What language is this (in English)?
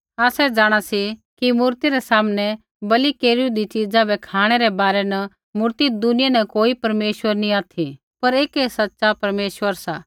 Kullu Pahari